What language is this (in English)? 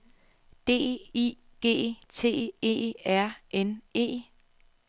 Danish